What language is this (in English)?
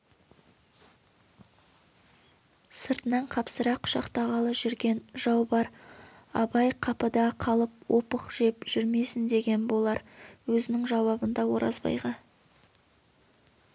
Kazakh